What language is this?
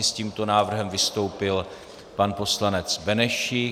Czech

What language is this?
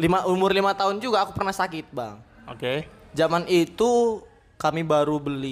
Indonesian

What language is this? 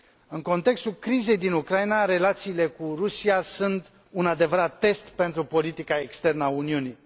Romanian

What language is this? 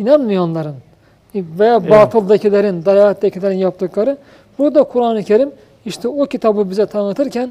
Turkish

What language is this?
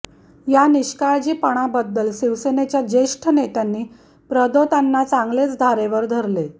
Marathi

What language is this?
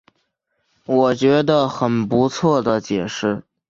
Chinese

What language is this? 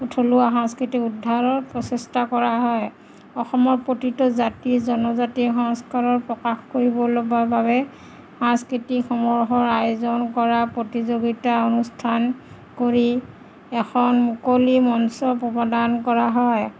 Assamese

